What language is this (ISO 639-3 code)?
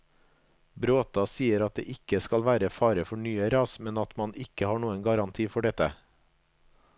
nor